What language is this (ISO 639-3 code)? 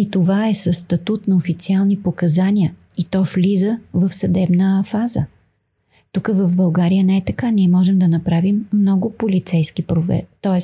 bul